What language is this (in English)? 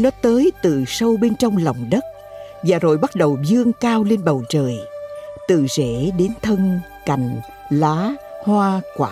Vietnamese